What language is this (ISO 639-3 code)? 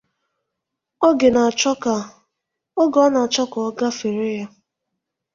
ibo